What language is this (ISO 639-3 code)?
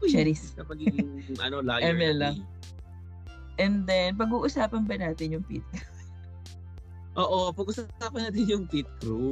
fil